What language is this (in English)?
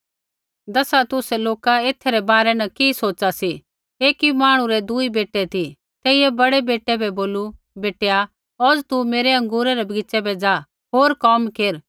Kullu Pahari